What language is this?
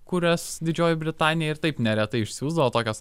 Lithuanian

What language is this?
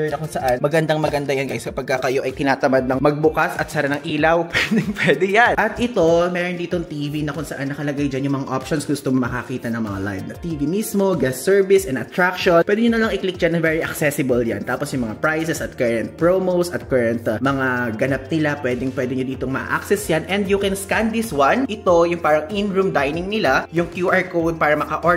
Filipino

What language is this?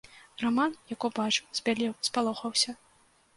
Belarusian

